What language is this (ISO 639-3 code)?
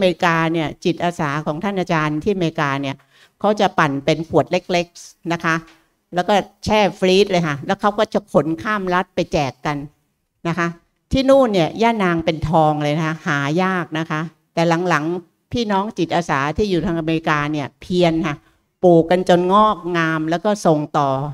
tha